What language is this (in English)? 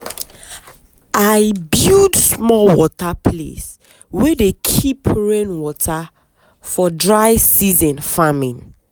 Nigerian Pidgin